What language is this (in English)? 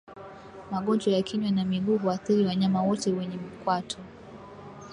Swahili